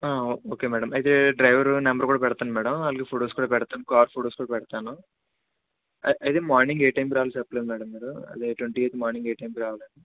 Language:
Telugu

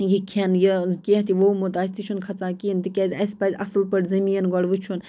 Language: Kashmiri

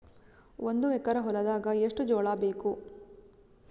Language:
Kannada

